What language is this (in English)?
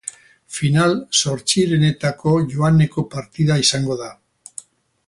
Basque